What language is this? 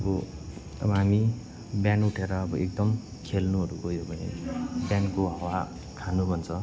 Nepali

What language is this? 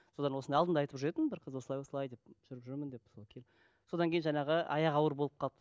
Kazakh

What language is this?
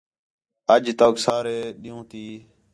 Khetrani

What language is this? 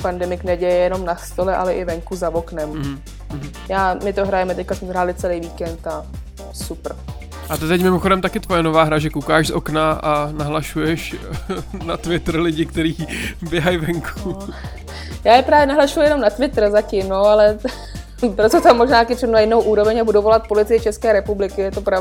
Czech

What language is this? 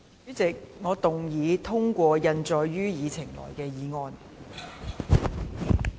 Cantonese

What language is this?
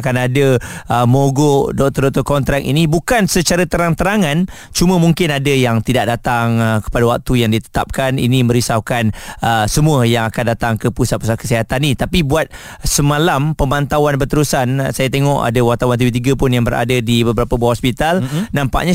Malay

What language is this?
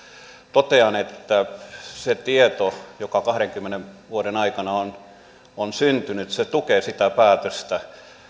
Finnish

